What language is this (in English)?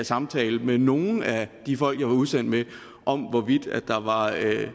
Danish